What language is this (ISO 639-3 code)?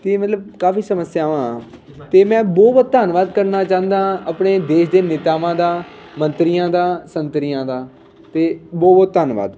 pan